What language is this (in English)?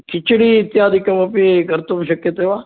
Sanskrit